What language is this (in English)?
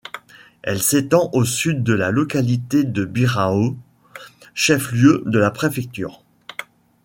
French